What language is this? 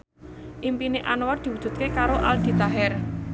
Javanese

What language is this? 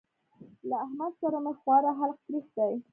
Pashto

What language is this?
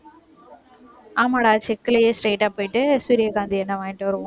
Tamil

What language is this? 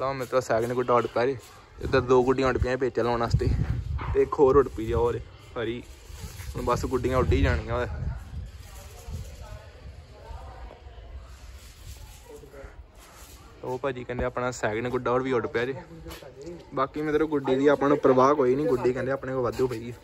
Punjabi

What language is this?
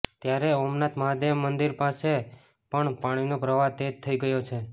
Gujarati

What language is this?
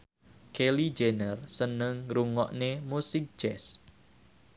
Javanese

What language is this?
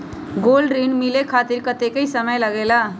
Magahi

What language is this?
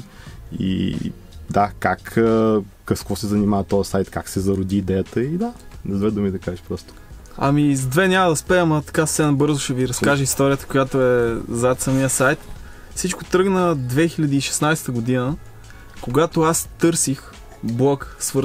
Bulgarian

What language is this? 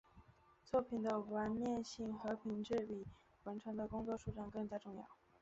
Chinese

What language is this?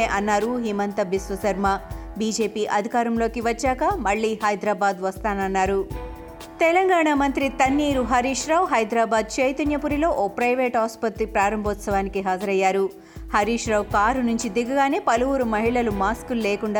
Telugu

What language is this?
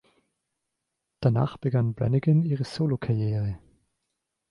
German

